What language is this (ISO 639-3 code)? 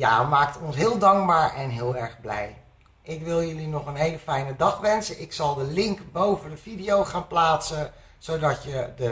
nld